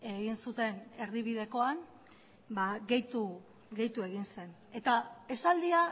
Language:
Basque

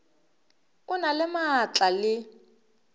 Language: Northern Sotho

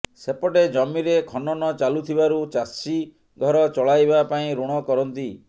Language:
Odia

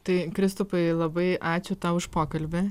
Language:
Lithuanian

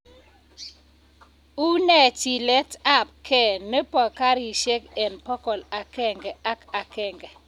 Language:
Kalenjin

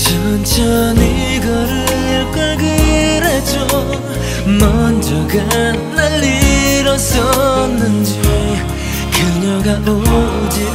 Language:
Korean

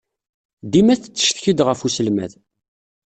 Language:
Kabyle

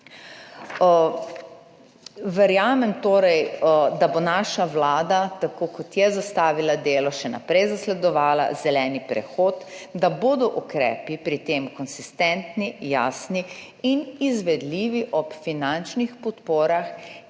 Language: Slovenian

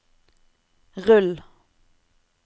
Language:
Norwegian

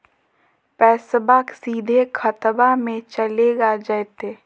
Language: Magahi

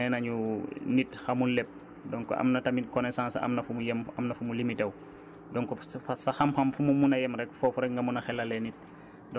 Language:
Wolof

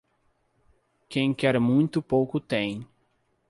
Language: Portuguese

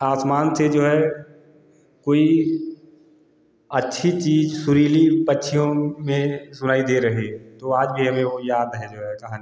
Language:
Hindi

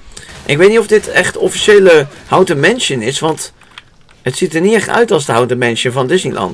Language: Dutch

